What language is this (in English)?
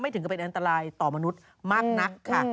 Thai